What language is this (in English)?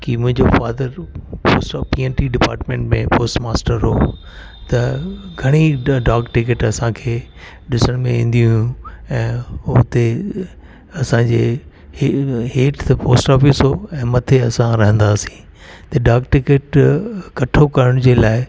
Sindhi